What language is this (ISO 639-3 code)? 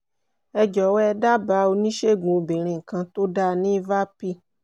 yor